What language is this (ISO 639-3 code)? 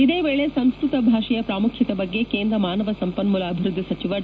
kan